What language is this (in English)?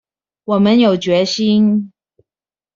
Chinese